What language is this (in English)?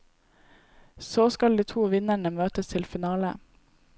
Norwegian